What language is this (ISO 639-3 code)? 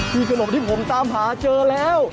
tha